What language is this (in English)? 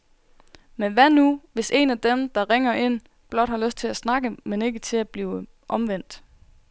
Danish